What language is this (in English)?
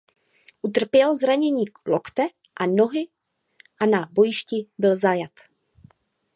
Czech